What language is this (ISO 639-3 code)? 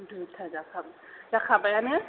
brx